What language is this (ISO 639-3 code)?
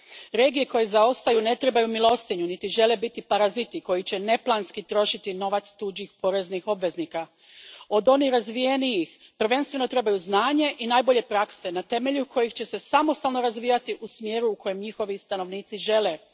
hrv